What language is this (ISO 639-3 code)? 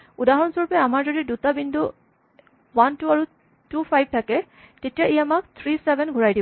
asm